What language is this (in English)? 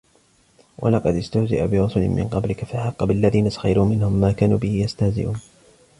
Arabic